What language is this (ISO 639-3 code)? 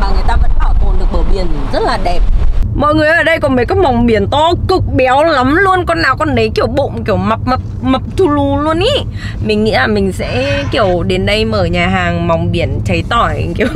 vie